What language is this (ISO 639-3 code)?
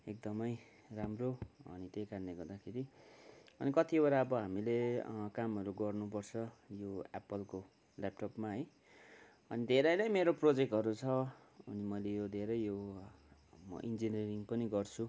nep